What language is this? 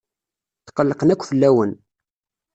Kabyle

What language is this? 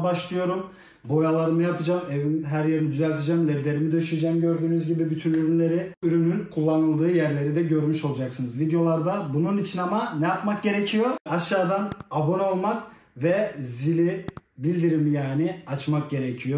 Turkish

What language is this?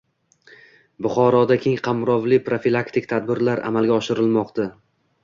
Uzbek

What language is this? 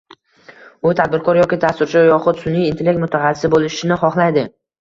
Uzbek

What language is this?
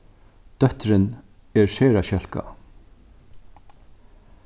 Faroese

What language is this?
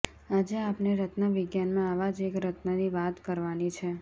Gujarati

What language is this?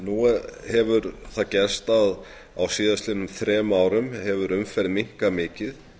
Icelandic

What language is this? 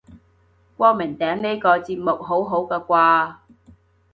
Cantonese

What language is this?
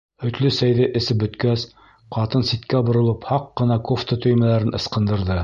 Bashkir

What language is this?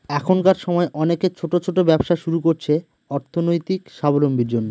Bangla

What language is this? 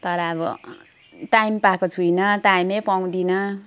Nepali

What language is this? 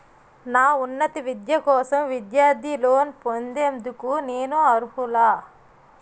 Telugu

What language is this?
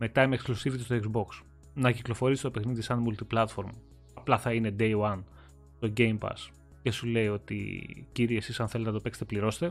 Greek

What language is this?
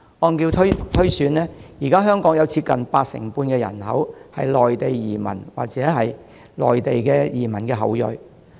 Cantonese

